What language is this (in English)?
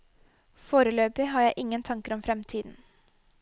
Norwegian